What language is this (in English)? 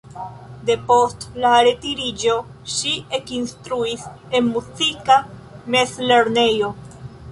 Esperanto